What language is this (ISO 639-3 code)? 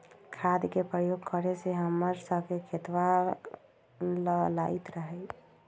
mag